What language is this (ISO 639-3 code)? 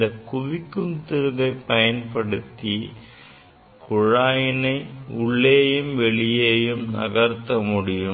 tam